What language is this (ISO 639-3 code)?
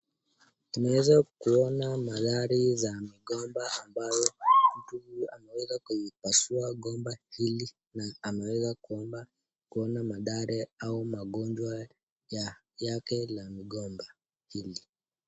swa